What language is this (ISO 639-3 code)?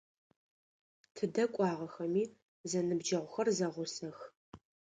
ady